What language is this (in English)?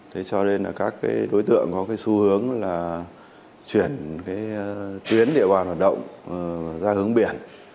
Vietnamese